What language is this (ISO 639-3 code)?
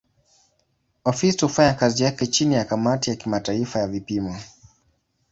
swa